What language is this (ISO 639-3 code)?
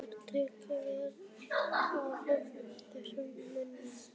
isl